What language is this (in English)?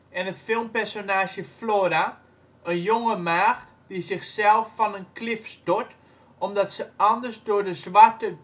Dutch